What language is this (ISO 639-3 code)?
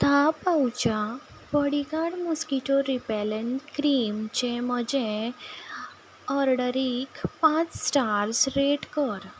kok